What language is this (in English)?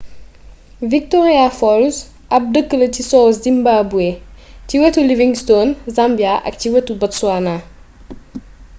Wolof